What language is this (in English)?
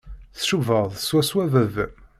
Kabyle